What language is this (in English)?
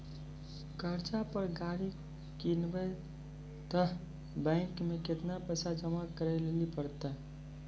Maithili